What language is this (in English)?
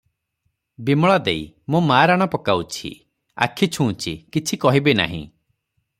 Odia